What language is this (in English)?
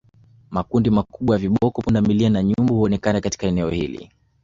Swahili